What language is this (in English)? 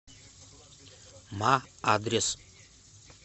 Russian